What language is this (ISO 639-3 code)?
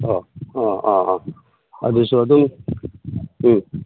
mni